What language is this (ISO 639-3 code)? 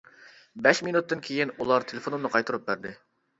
uig